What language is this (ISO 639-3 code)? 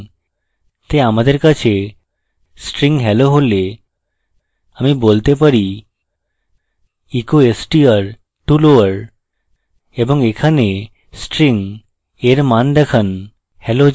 ben